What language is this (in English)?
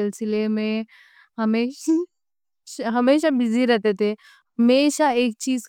Deccan